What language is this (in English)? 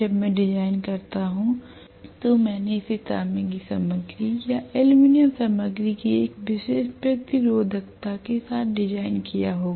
Hindi